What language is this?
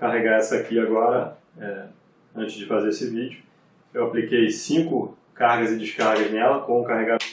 Portuguese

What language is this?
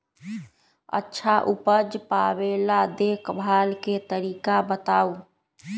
Magahi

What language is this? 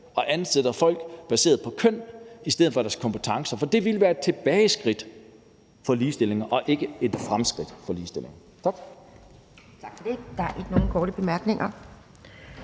Danish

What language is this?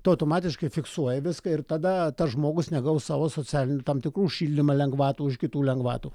Lithuanian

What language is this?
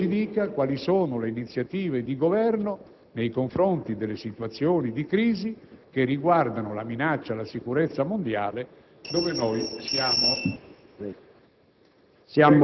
Italian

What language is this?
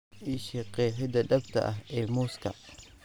Somali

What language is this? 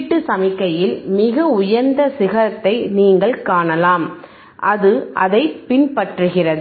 Tamil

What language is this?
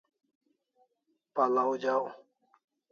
Kalasha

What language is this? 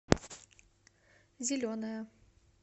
Russian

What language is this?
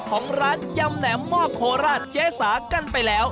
Thai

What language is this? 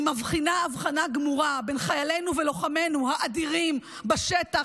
Hebrew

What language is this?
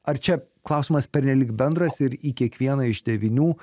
Lithuanian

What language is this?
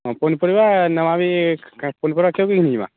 Odia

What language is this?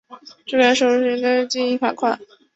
Chinese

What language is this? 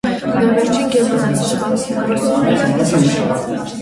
Armenian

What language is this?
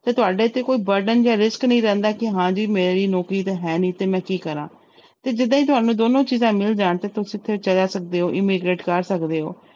Punjabi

